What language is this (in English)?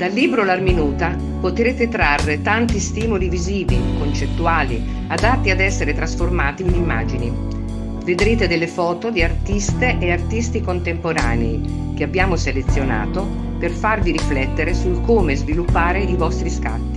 Italian